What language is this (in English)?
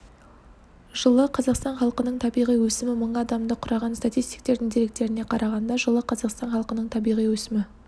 Kazakh